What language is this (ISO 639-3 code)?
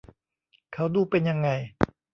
tha